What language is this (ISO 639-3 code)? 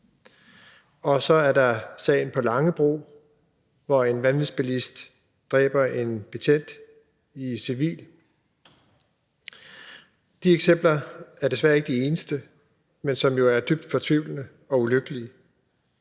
dan